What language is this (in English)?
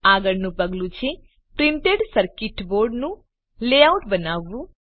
Gujarati